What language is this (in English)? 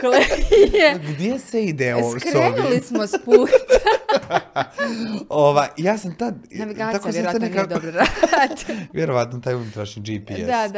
Croatian